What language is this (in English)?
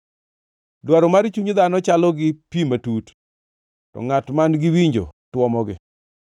Luo (Kenya and Tanzania)